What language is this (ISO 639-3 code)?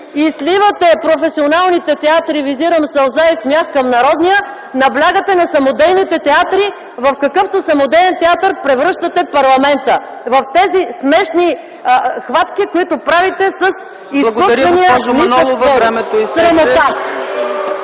bul